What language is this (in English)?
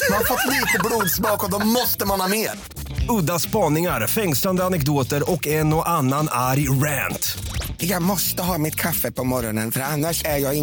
Swedish